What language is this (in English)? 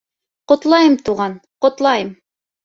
Bashkir